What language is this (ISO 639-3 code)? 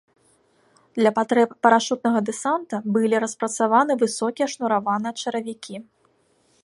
bel